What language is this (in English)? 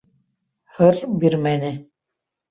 Bashkir